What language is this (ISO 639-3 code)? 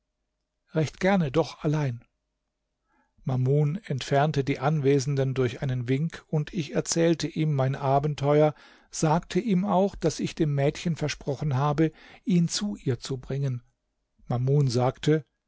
deu